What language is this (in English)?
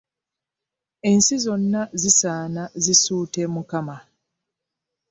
Ganda